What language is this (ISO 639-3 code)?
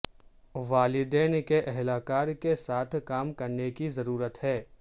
urd